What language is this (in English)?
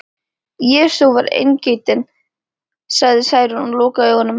Icelandic